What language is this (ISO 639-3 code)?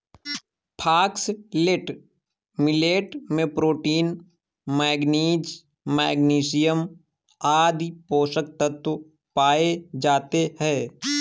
hin